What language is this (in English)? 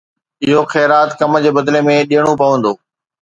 Sindhi